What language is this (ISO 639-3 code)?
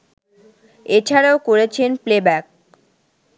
ben